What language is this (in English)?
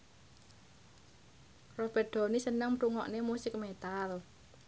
Javanese